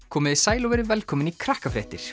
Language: Icelandic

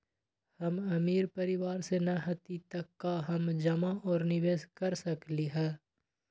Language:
Magahi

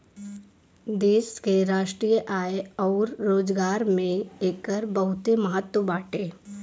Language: Bhojpuri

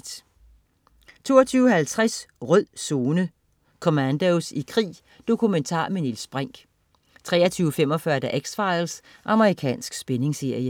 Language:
Danish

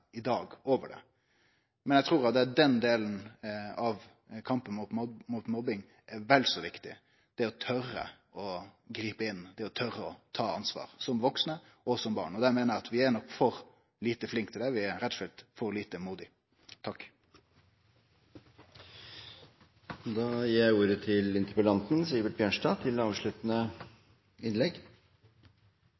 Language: Norwegian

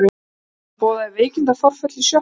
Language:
Icelandic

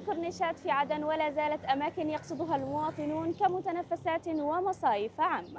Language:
Arabic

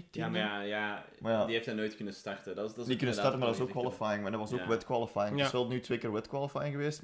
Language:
Dutch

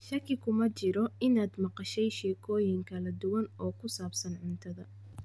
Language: Somali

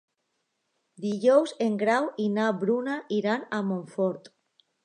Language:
Catalan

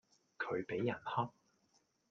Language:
Cantonese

